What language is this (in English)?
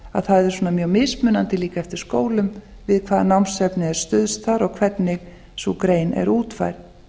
Icelandic